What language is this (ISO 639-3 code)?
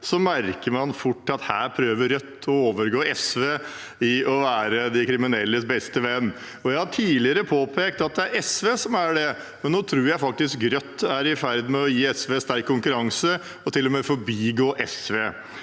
nor